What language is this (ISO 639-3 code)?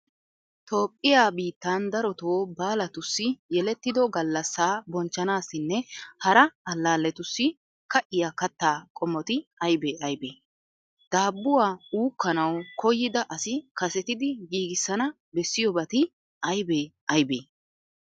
wal